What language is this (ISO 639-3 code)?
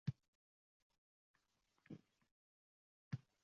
uzb